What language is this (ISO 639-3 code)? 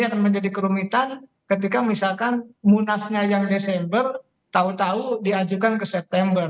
ind